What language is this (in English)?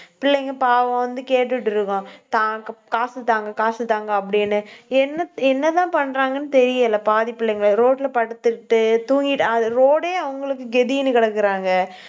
Tamil